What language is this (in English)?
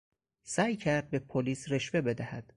Persian